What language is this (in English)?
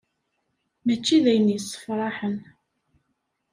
Kabyle